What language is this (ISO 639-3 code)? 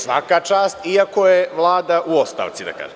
srp